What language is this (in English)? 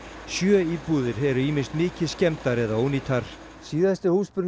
Icelandic